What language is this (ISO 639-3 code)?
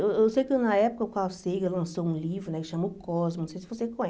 por